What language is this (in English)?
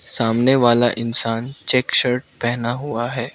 Hindi